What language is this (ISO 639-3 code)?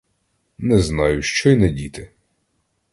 ukr